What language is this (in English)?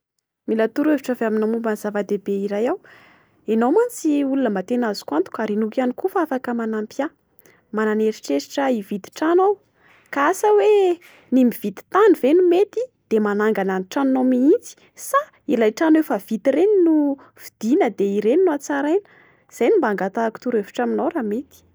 Malagasy